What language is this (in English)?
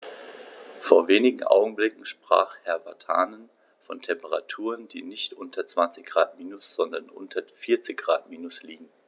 German